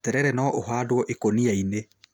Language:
Kikuyu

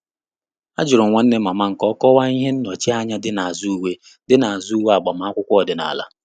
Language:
Igbo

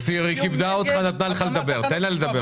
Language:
Hebrew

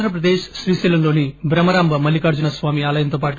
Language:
Telugu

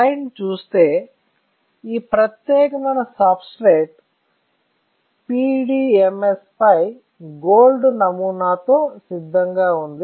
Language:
Telugu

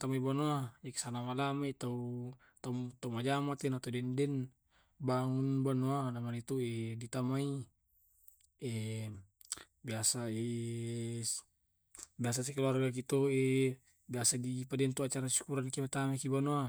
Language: Tae'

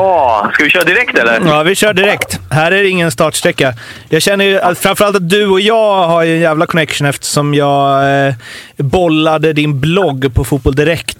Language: Swedish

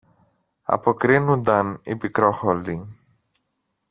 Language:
Greek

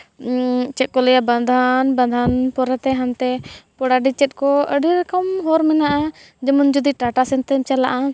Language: Santali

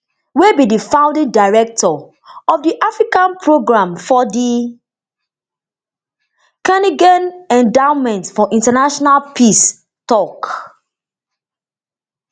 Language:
Nigerian Pidgin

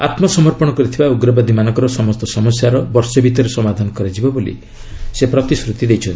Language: Odia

